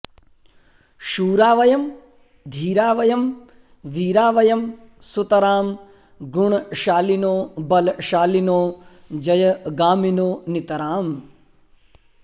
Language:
Sanskrit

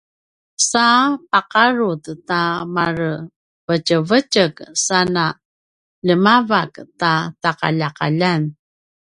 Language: Paiwan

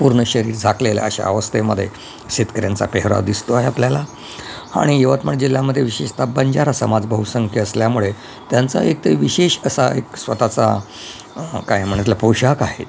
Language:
Marathi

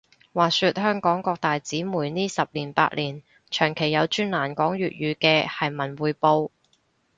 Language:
Cantonese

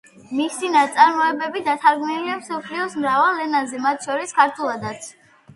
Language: Georgian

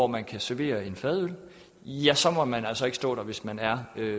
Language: Danish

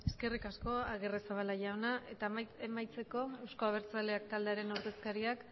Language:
Basque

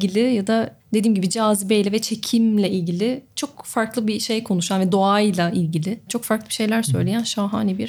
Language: Turkish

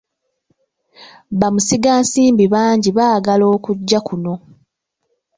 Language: Ganda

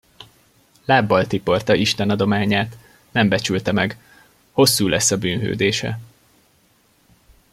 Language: Hungarian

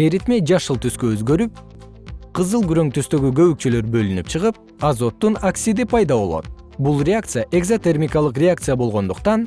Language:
Kyrgyz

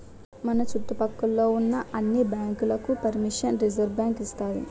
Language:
Telugu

